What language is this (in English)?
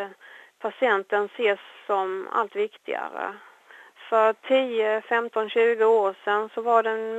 Swedish